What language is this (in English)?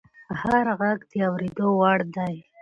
Pashto